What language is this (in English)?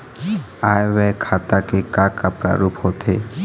Chhattisgarhi